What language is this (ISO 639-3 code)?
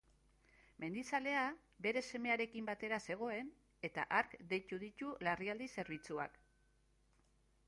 eus